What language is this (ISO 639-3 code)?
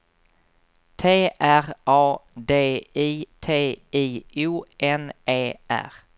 swe